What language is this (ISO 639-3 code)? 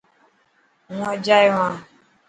mki